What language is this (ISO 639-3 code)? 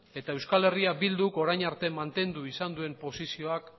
eus